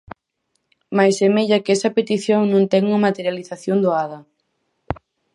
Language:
Galician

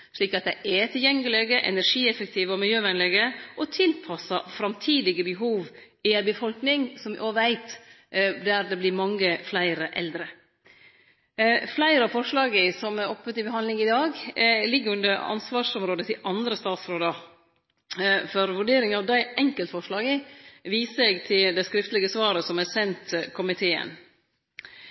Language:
Norwegian Nynorsk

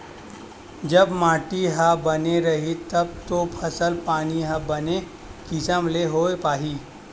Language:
Chhattisgarhi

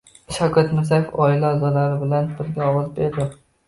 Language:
Uzbek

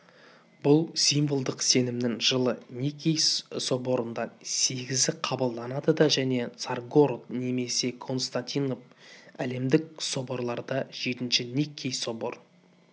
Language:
Kazakh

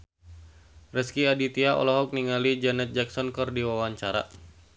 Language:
Sundanese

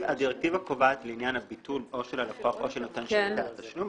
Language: Hebrew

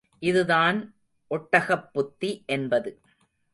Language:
Tamil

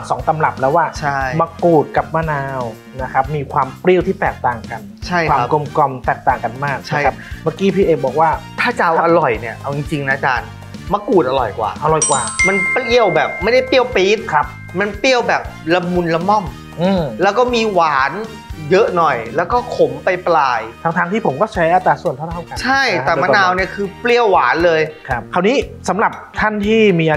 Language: Thai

